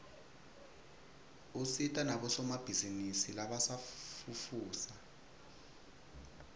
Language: Swati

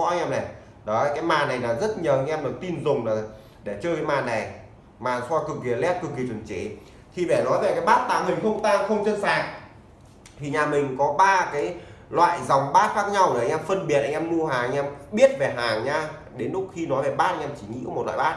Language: Vietnamese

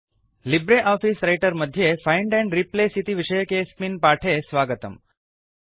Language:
Sanskrit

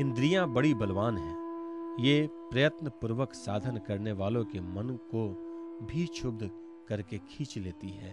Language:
Hindi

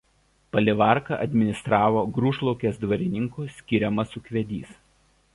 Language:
Lithuanian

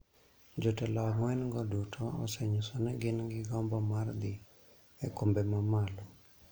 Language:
Luo (Kenya and Tanzania)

